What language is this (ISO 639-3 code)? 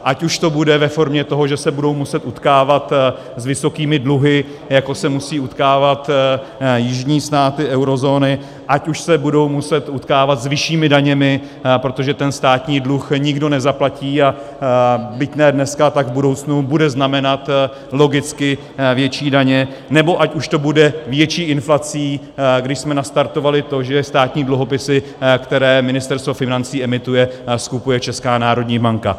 ces